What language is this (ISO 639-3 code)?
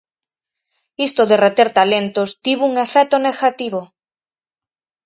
glg